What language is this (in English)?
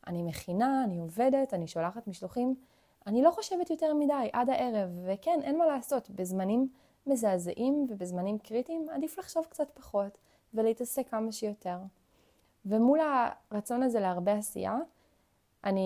Hebrew